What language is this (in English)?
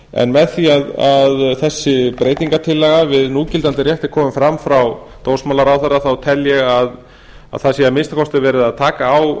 Icelandic